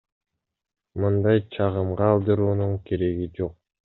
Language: Kyrgyz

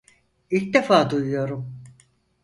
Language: Turkish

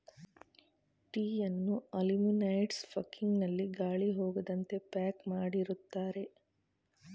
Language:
Kannada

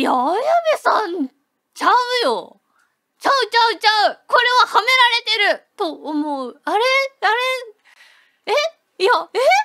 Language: Japanese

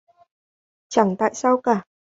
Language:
Vietnamese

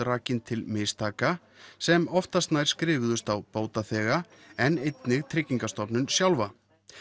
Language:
Icelandic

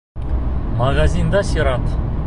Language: Bashkir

